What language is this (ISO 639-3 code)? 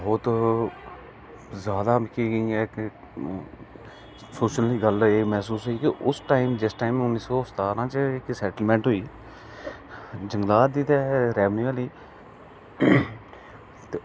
doi